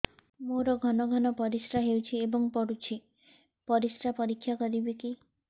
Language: Odia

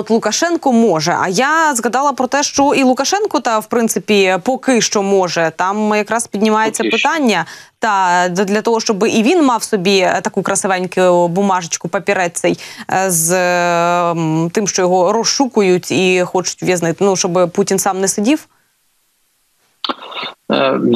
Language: Ukrainian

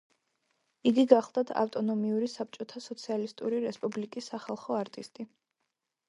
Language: Georgian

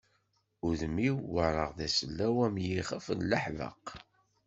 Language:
Kabyle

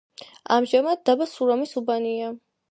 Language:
Georgian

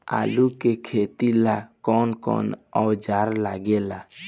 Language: Bhojpuri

